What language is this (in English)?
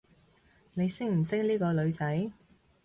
Cantonese